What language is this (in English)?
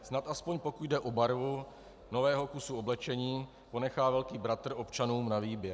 Czech